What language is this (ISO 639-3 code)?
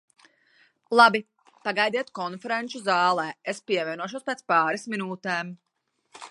lav